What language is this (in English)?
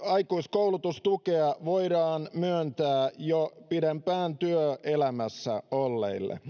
Finnish